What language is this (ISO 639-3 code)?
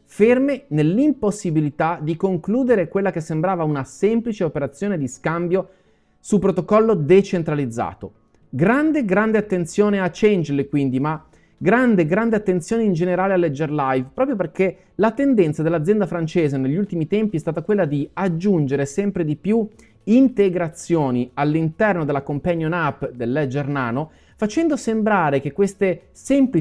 ita